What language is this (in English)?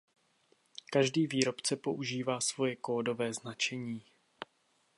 Czech